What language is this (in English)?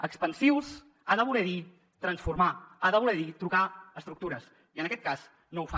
Catalan